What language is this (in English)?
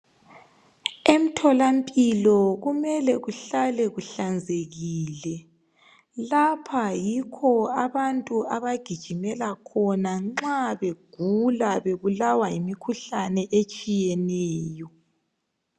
North Ndebele